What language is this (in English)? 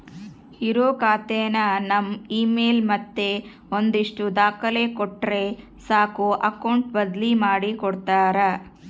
Kannada